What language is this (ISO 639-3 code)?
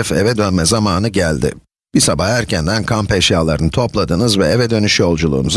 tur